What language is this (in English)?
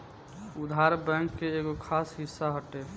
Bhojpuri